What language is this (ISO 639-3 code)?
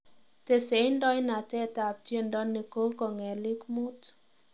kln